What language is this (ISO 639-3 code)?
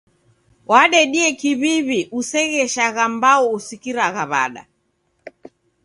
dav